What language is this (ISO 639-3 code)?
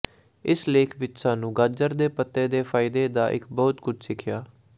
pan